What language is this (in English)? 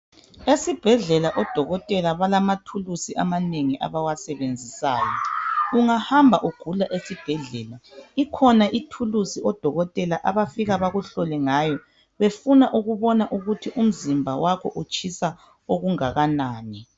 North Ndebele